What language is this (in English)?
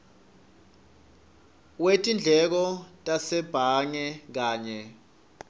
Swati